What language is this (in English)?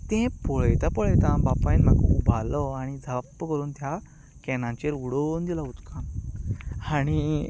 Konkani